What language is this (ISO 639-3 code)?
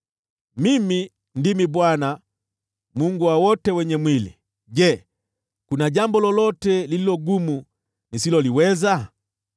swa